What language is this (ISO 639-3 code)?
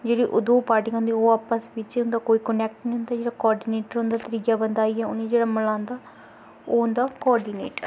doi